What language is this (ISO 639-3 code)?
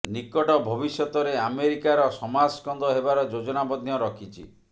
ori